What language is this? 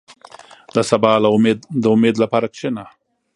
Pashto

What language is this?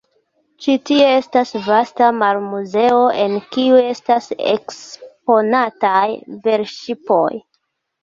Esperanto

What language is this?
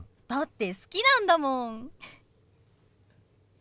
Japanese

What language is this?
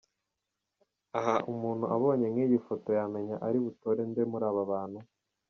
Kinyarwanda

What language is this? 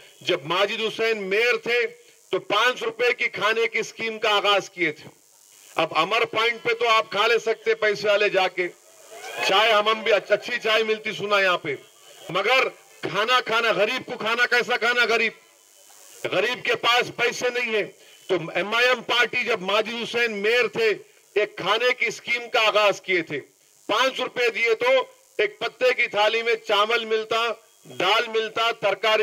Hindi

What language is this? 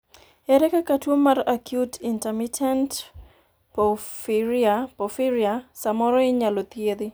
Luo (Kenya and Tanzania)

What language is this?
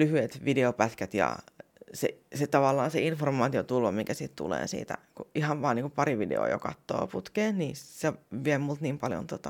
Finnish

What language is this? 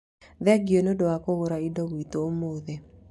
Kikuyu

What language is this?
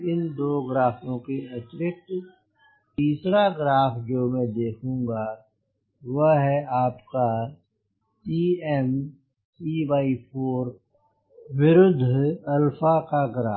Hindi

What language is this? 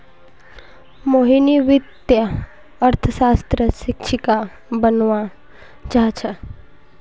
Magahi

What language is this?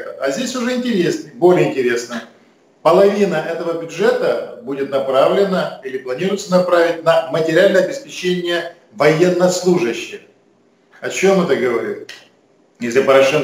Russian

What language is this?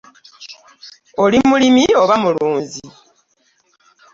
Ganda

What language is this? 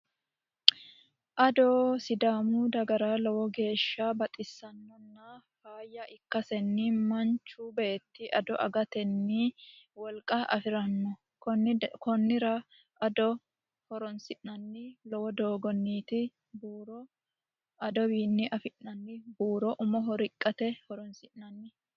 Sidamo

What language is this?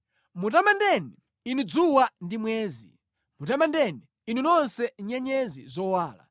Nyanja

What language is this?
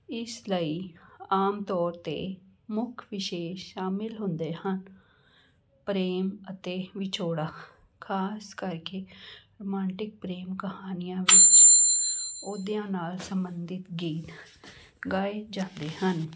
Punjabi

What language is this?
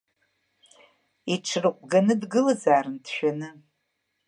Abkhazian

